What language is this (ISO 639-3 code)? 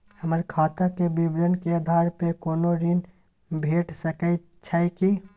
mai